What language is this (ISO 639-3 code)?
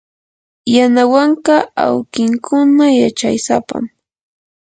qur